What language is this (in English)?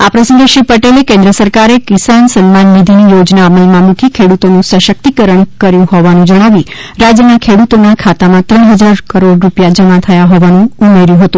Gujarati